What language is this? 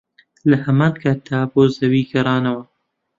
Central Kurdish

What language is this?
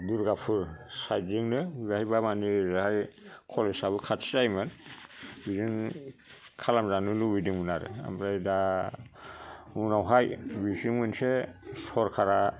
Bodo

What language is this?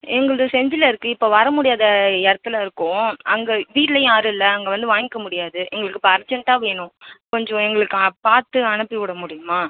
Tamil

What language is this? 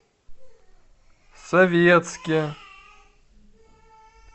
Russian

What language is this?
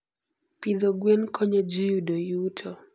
Luo (Kenya and Tanzania)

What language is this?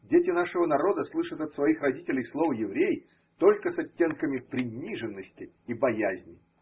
Russian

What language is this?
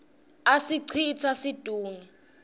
Swati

